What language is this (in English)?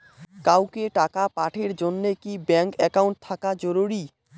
Bangla